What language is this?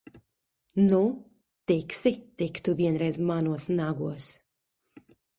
Latvian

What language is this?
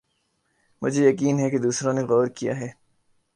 Urdu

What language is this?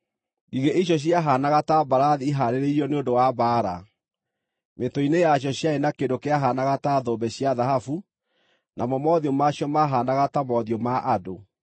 Kikuyu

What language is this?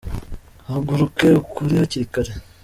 Kinyarwanda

